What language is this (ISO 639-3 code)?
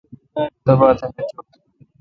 xka